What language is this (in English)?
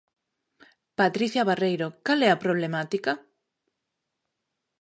Galician